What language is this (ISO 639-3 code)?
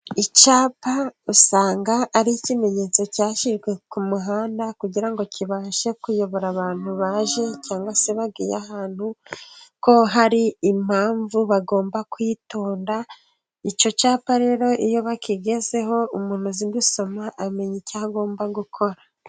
kin